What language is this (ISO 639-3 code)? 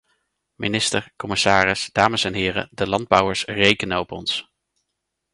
nld